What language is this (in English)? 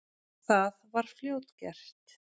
Icelandic